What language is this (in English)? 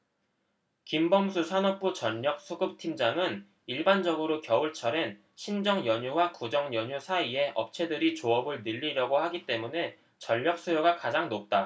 Korean